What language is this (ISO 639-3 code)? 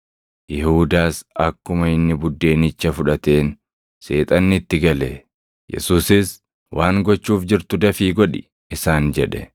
orm